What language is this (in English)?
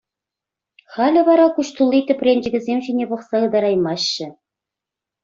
Chuvash